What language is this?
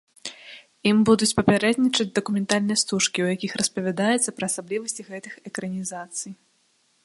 Belarusian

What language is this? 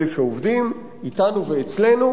Hebrew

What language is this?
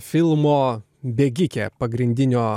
Lithuanian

